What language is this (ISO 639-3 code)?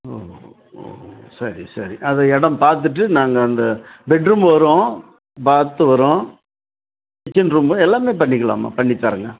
tam